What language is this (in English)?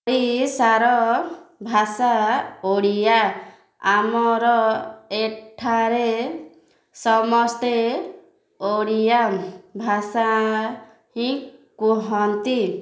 Odia